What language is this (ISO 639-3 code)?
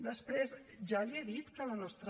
cat